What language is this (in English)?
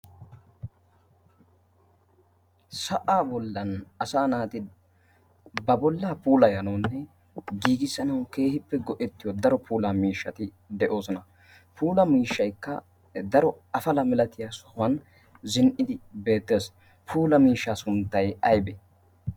Wolaytta